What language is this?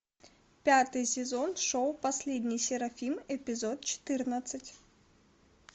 Russian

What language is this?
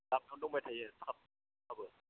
Bodo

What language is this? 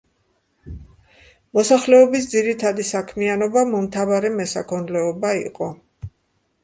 Georgian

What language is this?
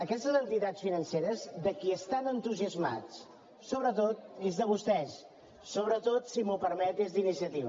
Catalan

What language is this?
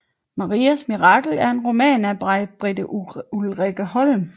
Danish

